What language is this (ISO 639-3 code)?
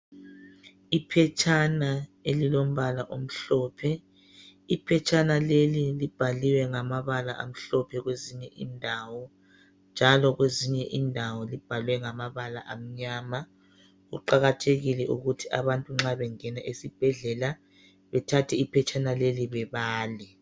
nde